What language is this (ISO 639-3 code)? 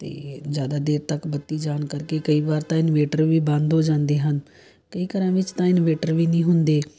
pan